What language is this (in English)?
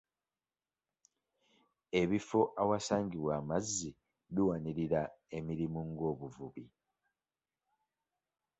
Ganda